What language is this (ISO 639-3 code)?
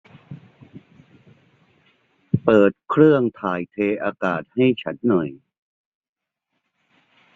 tha